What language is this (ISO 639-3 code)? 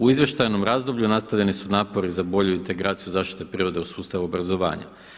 hrv